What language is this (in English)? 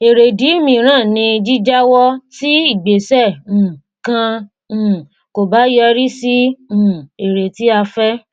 Yoruba